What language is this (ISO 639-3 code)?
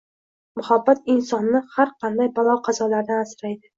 uzb